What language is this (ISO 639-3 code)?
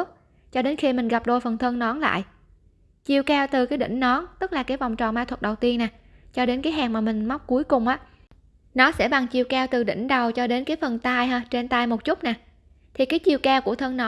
vie